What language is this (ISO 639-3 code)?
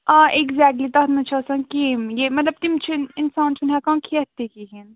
kas